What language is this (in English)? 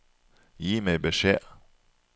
Norwegian